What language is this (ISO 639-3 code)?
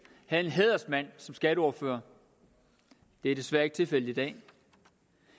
dan